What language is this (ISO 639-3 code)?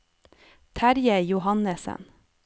nor